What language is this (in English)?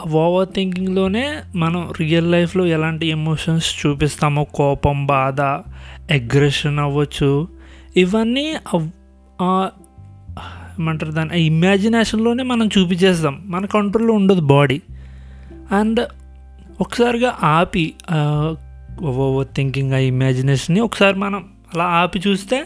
Telugu